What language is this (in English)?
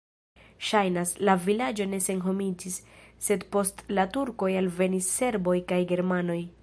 Esperanto